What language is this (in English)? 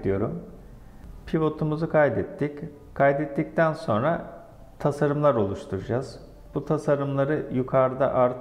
Turkish